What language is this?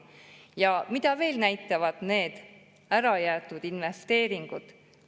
Estonian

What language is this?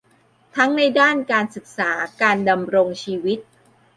Thai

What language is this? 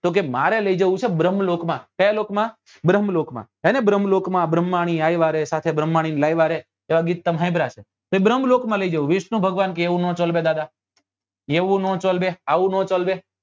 Gujarati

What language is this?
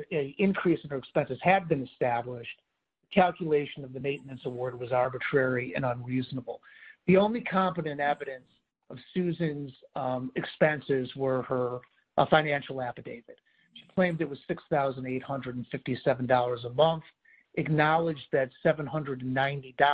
English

